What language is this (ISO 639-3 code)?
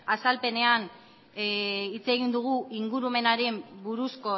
eus